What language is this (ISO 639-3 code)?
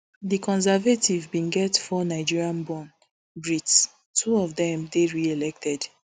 pcm